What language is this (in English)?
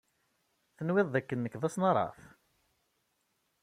Kabyle